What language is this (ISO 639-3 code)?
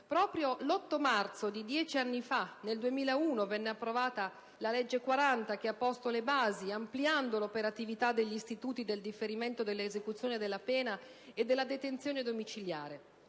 ita